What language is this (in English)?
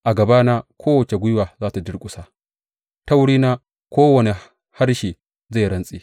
Hausa